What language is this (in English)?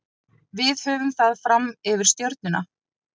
Icelandic